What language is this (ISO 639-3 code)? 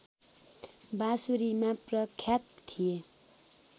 nep